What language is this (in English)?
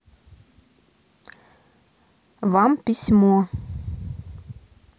Russian